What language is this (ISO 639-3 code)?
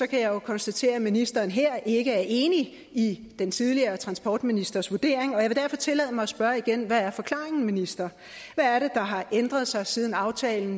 dan